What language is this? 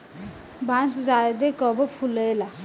Bhojpuri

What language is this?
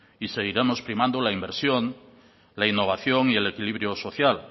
Spanish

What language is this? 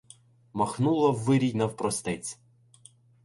Ukrainian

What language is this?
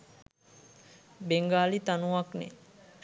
Sinhala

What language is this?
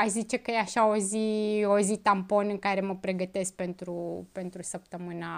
Romanian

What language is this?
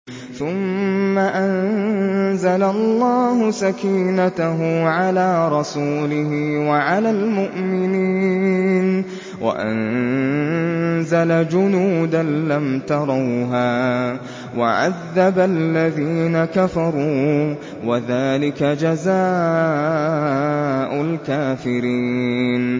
Arabic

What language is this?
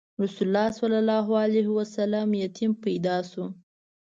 Pashto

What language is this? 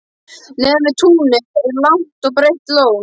Icelandic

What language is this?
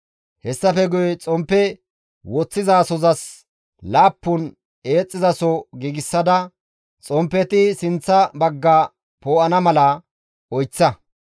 Gamo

